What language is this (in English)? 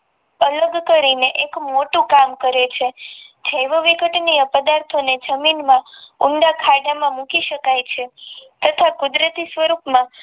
Gujarati